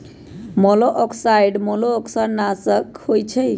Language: Magahi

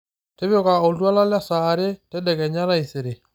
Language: Masai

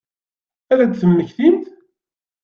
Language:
Kabyle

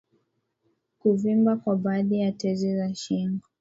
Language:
Swahili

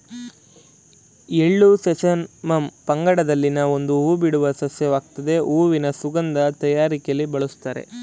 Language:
Kannada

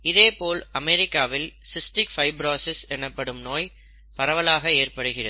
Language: Tamil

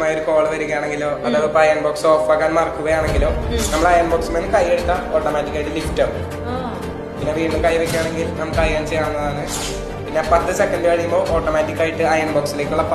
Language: Indonesian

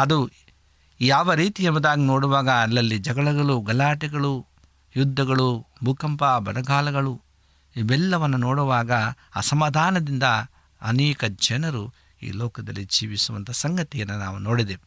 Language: Kannada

